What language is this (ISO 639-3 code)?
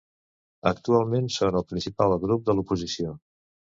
cat